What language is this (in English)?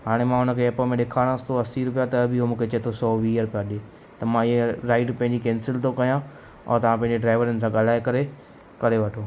Sindhi